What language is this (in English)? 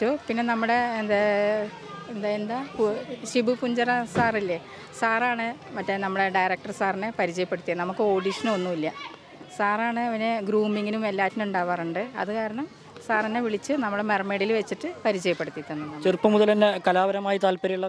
Malayalam